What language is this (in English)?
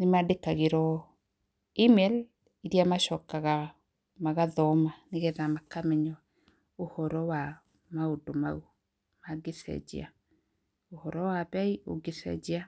Kikuyu